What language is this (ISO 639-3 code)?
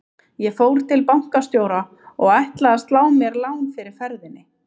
isl